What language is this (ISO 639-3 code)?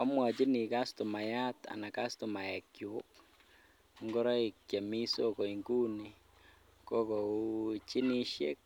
kln